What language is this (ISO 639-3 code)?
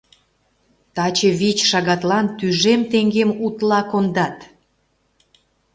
chm